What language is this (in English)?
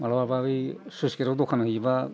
Bodo